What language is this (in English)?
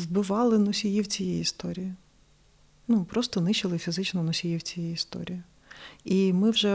Ukrainian